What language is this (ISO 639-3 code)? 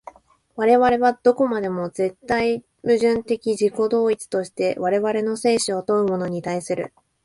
jpn